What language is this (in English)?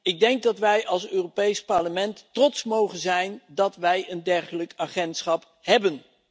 Dutch